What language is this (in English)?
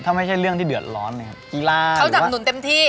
Thai